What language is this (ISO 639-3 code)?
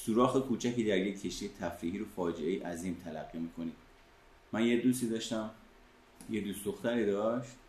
fas